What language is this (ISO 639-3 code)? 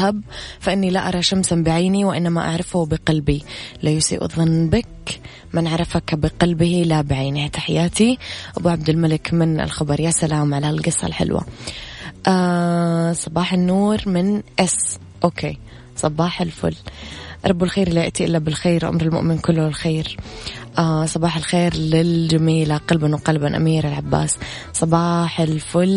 ara